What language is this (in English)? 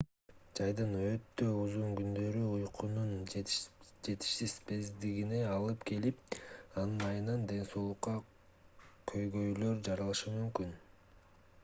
Kyrgyz